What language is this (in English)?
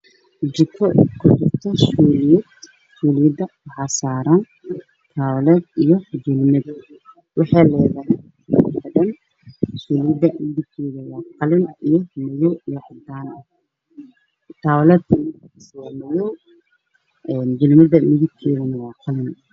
Somali